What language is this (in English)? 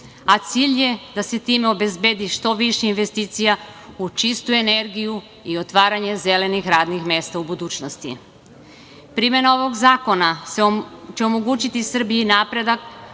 Serbian